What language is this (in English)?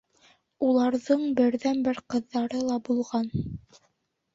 Bashkir